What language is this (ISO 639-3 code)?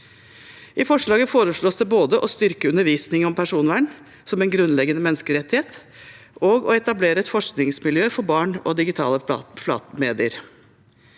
nor